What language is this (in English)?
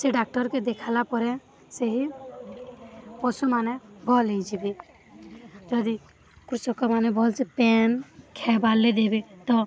Odia